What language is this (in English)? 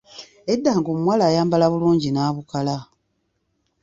Ganda